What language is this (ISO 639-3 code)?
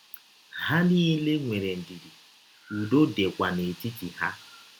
ibo